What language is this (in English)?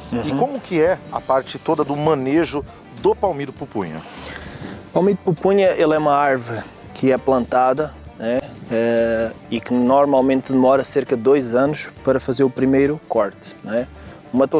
Portuguese